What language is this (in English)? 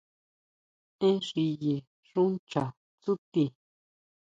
Huautla Mazatec